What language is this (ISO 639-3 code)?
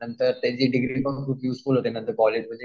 mar